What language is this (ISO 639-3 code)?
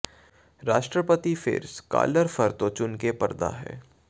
pan